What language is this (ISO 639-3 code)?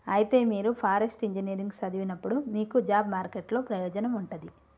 tel